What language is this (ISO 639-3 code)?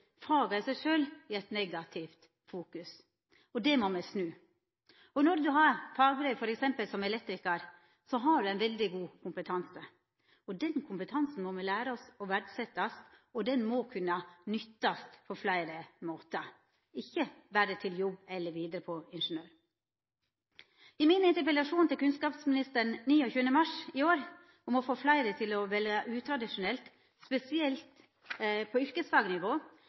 nno